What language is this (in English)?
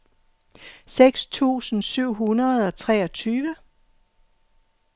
Danish